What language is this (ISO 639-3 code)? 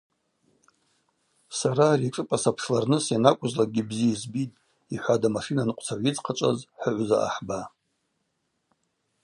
abq